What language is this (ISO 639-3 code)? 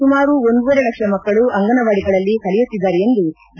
kan